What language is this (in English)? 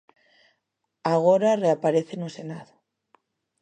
Galician